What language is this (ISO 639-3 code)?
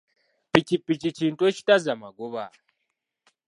lug